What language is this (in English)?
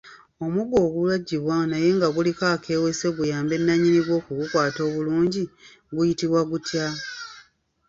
Ganda